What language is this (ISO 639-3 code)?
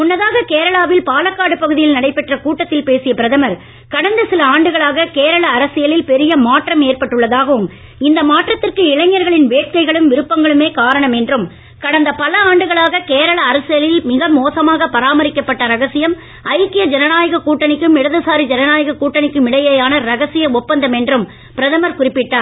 tam